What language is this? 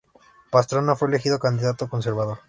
Spanish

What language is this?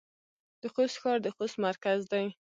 Pashto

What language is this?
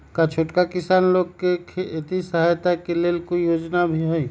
Magahi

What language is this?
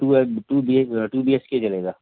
Hindi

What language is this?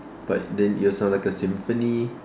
English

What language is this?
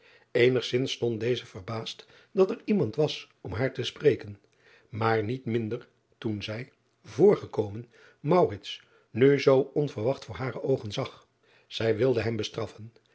Dutch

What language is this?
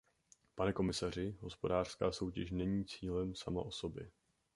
Czech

